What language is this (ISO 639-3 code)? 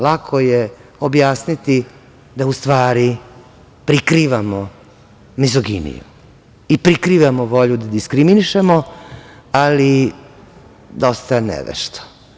srp